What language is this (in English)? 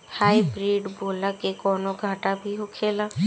Bhojpuri